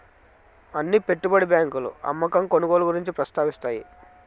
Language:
Telugu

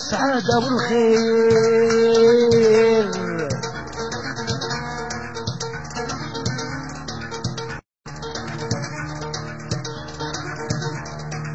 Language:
Arabic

